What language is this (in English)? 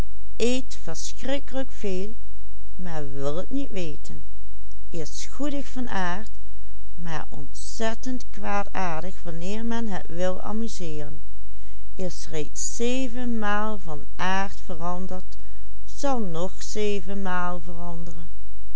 Dutch